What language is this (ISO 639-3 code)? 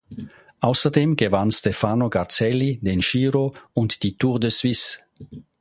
deu